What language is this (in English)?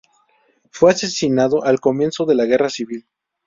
Spanish